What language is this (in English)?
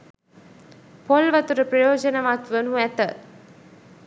Sinhala